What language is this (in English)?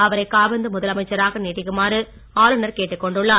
Tamil